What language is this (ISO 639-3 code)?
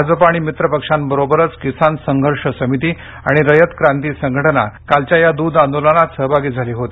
mar